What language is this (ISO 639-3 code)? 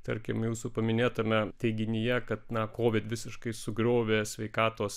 lit